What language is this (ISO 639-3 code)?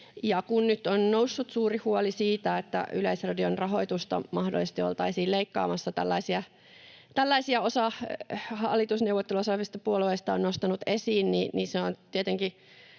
fin